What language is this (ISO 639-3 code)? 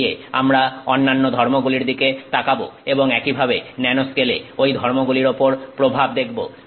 ben